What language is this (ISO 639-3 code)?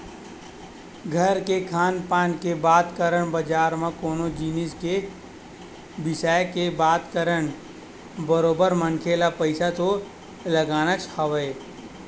hne